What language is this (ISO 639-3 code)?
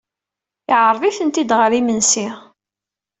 kab